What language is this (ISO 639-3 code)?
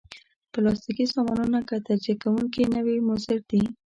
pus